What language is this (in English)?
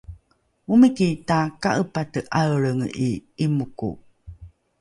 Rukai